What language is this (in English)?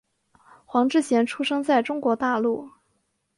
Chinese